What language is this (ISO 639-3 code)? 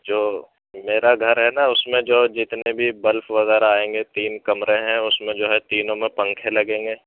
urd